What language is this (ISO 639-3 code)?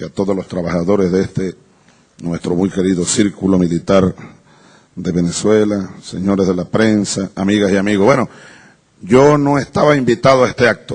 spa